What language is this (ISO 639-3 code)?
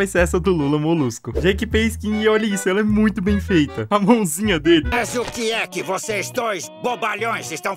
por